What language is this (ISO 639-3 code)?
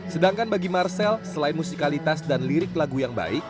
ind